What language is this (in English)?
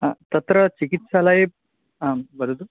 Sanskrit